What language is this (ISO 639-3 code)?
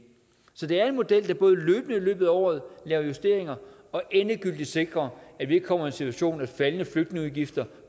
dan